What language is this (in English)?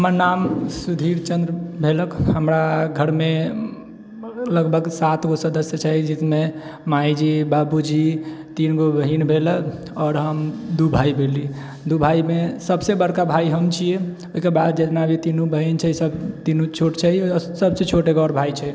Maithili